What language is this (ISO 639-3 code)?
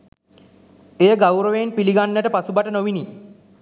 sin